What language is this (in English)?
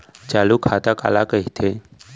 Chhattisgarhi